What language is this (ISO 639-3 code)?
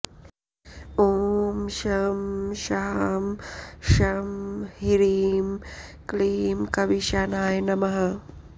san